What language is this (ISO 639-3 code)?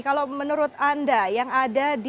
ind